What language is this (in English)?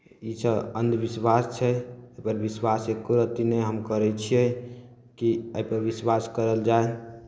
Maithili